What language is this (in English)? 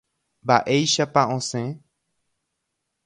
Guarani